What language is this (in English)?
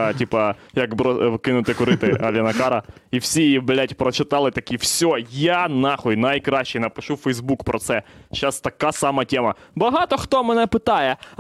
Ukrainian